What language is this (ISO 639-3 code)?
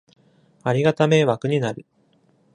jpn